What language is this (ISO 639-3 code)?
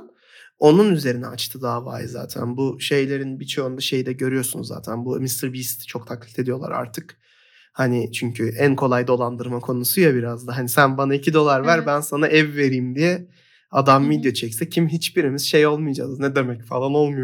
tur